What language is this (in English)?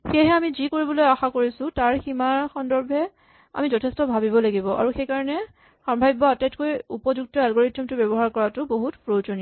Assamese